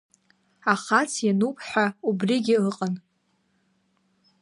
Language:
Abkhazian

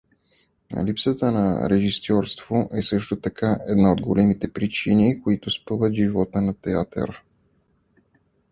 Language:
Bulgarian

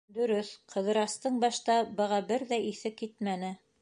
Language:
Bashkir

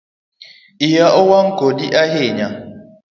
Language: Luo (Kenya and Tanzania)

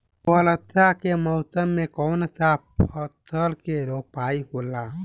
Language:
Bhojpuri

